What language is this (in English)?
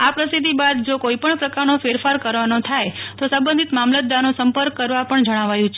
Gujarati